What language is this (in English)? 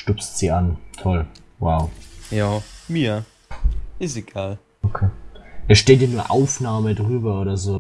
German